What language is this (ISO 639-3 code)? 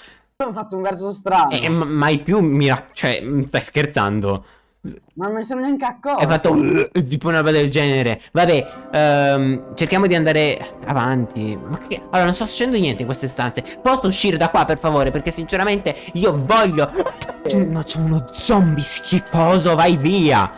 ita